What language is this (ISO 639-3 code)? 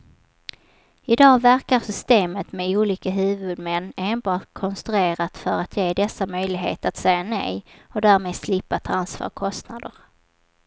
swe